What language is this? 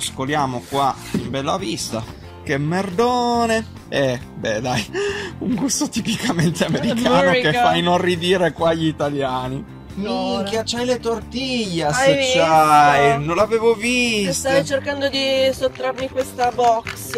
Italian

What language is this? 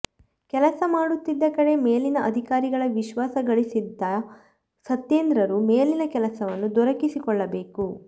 Kannada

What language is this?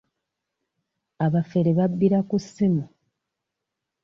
Ganda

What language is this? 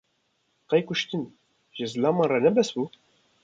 Kurdish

